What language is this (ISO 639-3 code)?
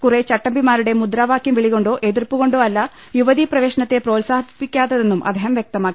mal